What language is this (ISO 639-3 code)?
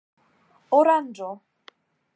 epo